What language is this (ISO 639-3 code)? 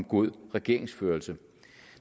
dan